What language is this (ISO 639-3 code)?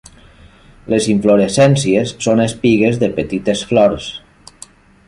cat